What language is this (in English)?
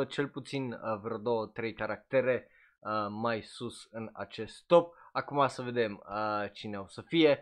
Romanian